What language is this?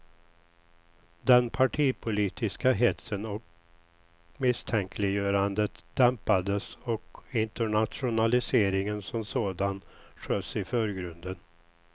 Swedish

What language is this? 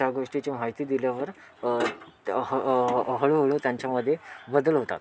Marathi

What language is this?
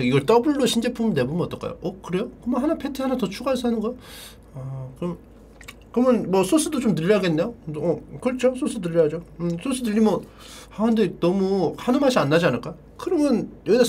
Korean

